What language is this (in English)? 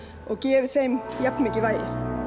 Icelandic